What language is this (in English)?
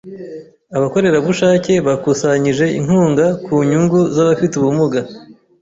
Kinyarwanda